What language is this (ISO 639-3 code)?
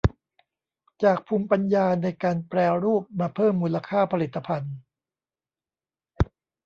tha